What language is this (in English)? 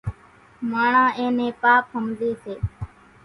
Kachi Koli